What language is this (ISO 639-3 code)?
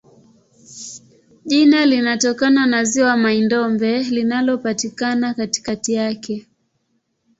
swa